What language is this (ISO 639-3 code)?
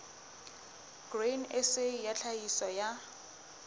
sot